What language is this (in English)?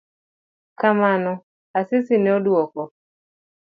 Luo (Kenya and Tanzania)